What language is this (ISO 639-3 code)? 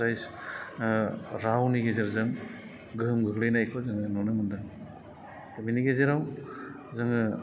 brx